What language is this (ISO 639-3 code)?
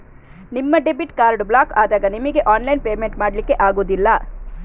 kan